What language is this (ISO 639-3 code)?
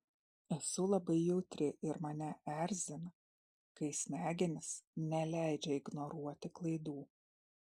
lit